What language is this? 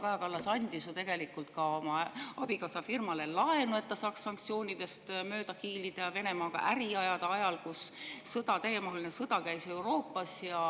Estonian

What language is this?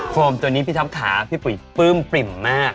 Thai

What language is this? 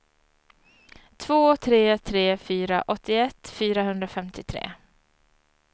Swedish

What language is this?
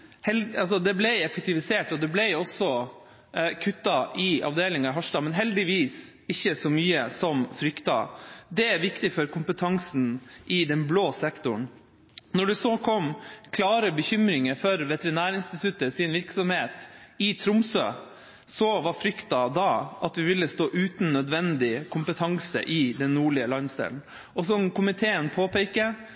Norwegian Bokmål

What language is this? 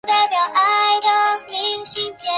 Chinese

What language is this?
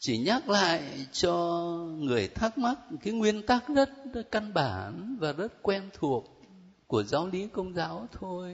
Vietnamese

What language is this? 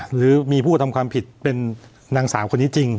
Thai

